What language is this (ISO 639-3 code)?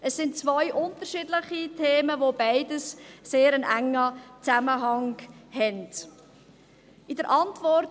gsw